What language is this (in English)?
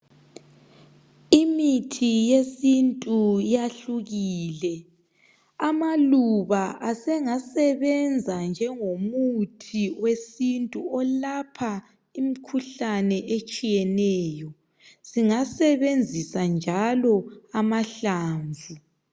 North Ndebele